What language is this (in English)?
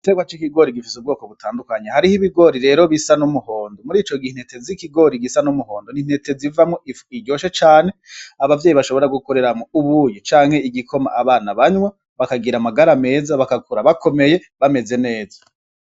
Rundi